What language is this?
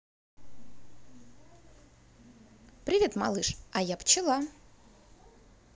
Russian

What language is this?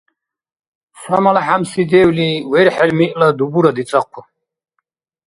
Dargwa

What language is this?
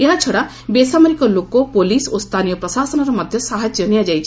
Odia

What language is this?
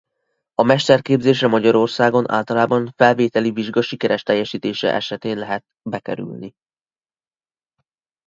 Hungarian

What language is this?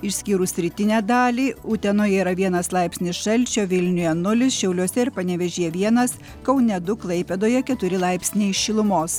Lithuanian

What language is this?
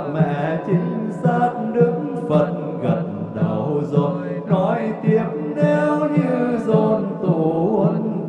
Vietnamese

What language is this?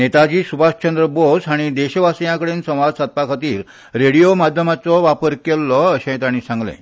Konkani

